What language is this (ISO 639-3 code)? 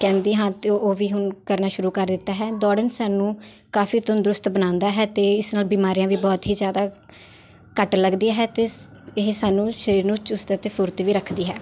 pan